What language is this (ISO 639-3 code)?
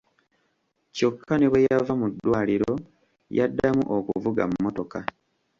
lug